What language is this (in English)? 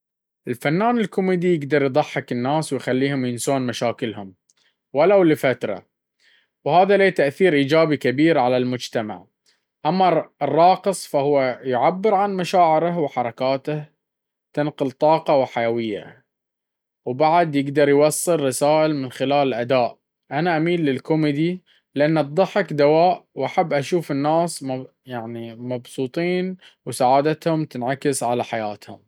Baharna Arabic